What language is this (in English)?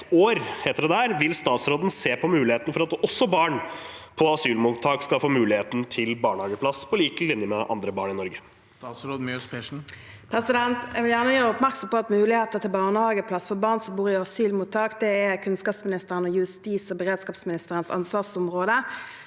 Norwegian